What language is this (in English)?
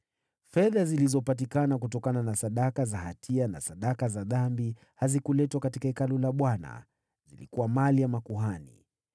Swahili